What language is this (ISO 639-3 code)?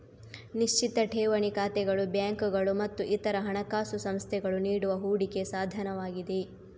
kan